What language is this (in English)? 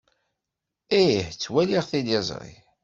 Kabyle